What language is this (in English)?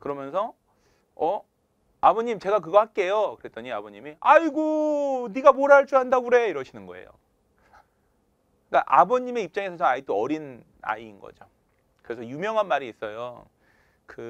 Korean